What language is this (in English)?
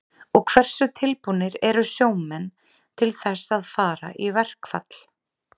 Icelandic